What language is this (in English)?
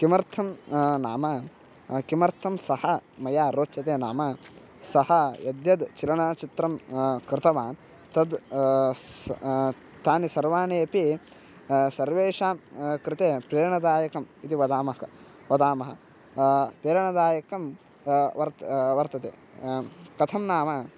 Sanskrit